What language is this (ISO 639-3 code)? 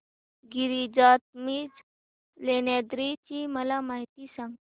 mar